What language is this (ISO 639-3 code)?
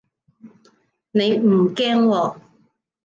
yue